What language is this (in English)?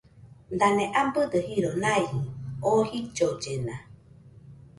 Nüpode Huitoto